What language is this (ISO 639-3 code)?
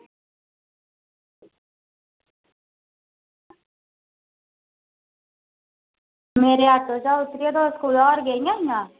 doi